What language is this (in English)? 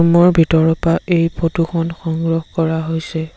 Assamese